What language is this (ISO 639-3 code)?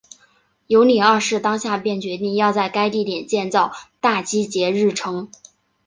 zho